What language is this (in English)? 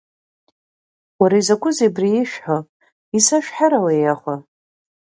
Abkhazian